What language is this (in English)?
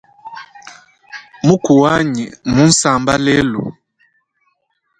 Luba-Lulua